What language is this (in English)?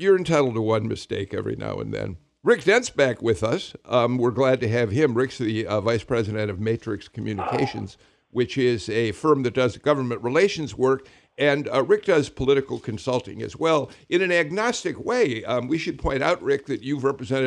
English